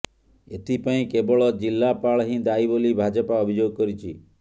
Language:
Odia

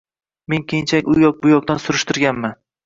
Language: Uzbek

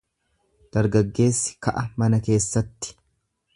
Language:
Oromo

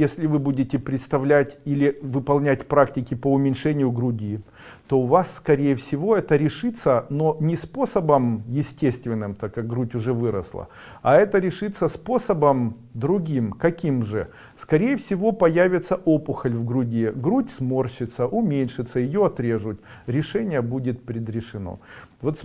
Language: Russian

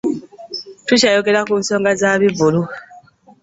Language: Ganda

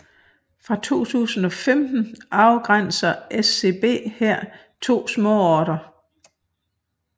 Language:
Danish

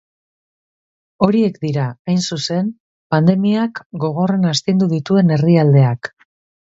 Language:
Basque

